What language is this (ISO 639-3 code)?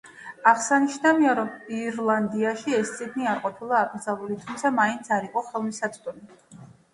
kat